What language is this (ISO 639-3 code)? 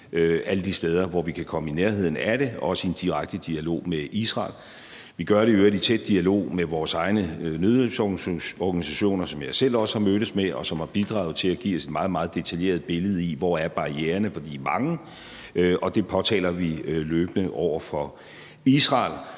dan